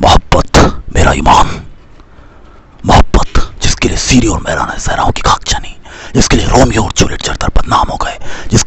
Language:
Hindi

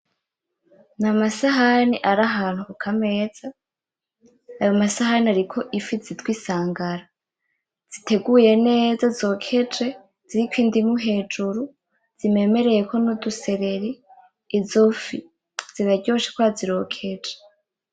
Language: Rundi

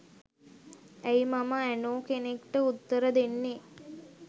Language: Sinhala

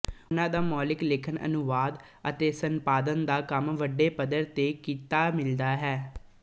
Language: Punjabi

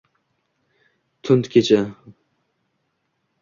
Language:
Uzbek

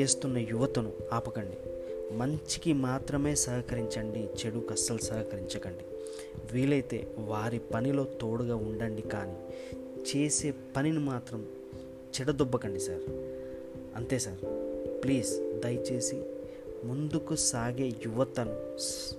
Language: Telugu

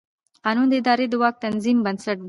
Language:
Pashto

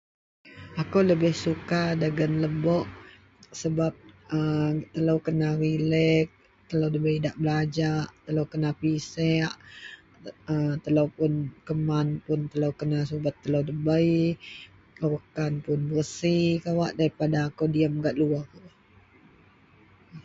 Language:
Central Melanau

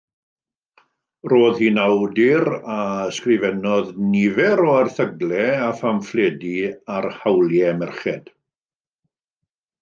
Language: Welsh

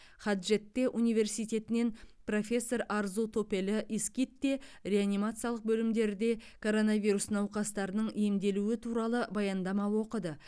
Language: Kazakh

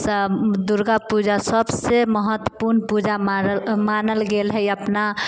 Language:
Maithili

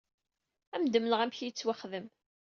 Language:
Kabyle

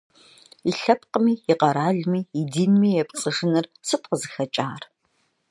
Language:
Kabardian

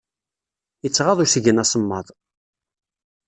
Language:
Kabyle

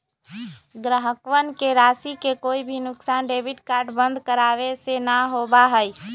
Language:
Magahi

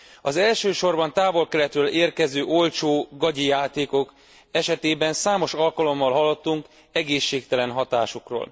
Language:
Hungarian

